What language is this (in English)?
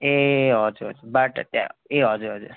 Nepali